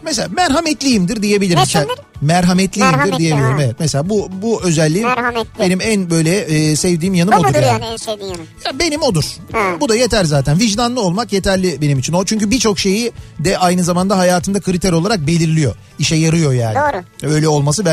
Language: Turkish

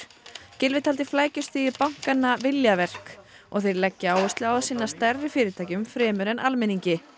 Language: Icelandic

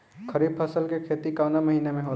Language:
Bhojpuri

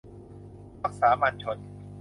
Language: Thai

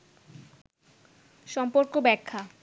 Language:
Bangla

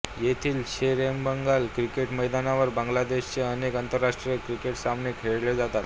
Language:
Marathi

